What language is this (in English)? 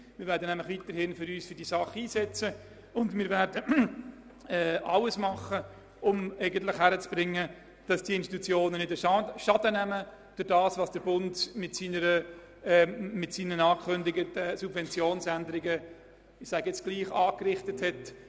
Swiss German